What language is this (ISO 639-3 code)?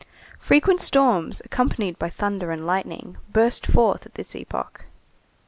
eng